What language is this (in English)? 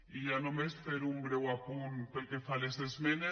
Catalan